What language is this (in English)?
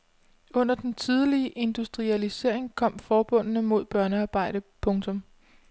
Danish